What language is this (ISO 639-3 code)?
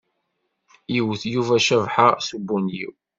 kab